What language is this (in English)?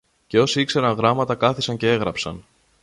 Greek